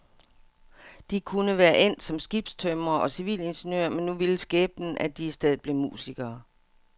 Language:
Danish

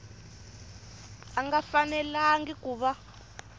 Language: Tsonga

